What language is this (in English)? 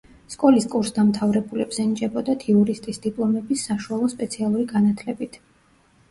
Georgian